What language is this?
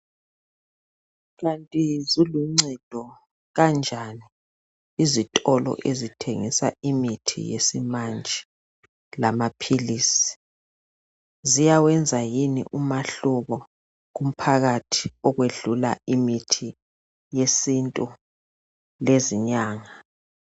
North Ndebele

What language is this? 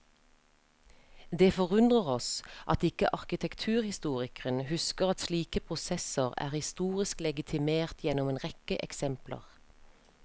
Norwegian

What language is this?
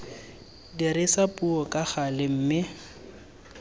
Tswana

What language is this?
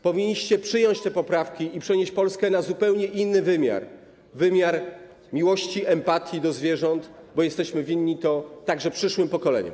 Polish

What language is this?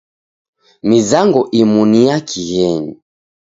Taita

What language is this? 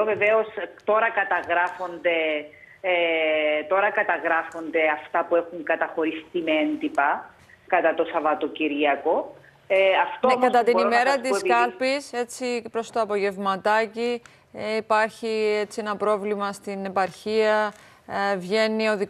Greek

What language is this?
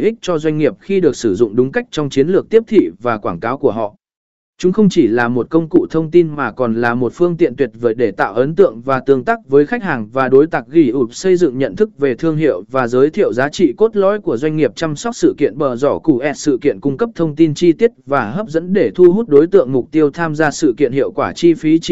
Vietnamese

